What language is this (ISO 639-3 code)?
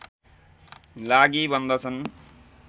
nep